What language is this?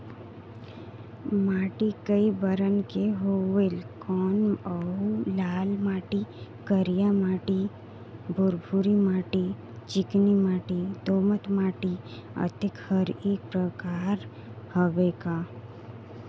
Chhattisgarhi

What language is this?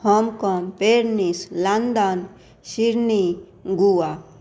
Maithili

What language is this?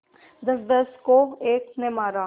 Hindi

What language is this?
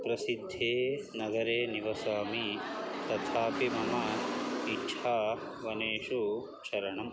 Sanskrit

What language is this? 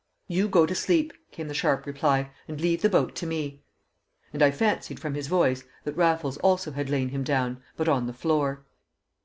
English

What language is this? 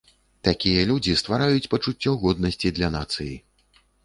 Belarusian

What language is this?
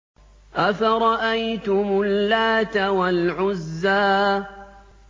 Arabic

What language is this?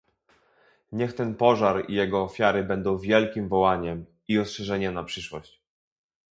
Polish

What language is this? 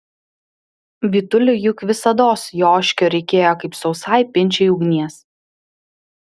Lithuanian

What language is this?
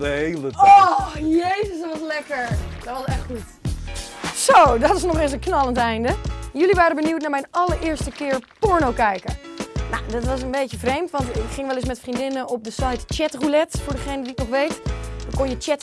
Dutch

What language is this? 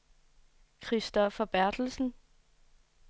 Danish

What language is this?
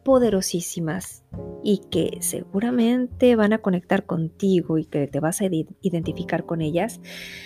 Spanish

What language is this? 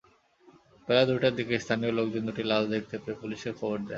Bangla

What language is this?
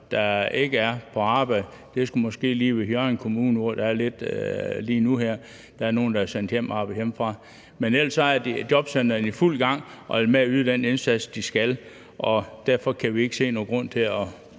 Danish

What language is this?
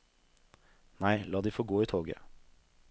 Norwegian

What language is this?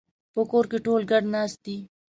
Pashto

